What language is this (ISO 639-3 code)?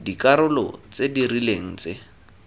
tsn